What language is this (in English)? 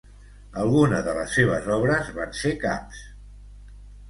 Catalan